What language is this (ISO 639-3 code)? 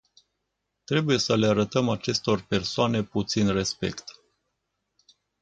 ron